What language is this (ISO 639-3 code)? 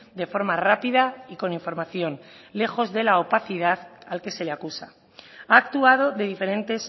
spa